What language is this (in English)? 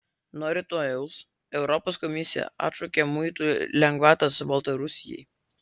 Lithuanian